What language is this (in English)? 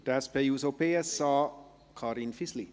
Swiss German